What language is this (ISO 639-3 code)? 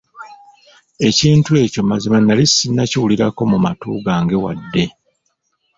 lug